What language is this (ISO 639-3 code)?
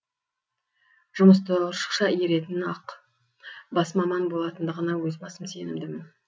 kaz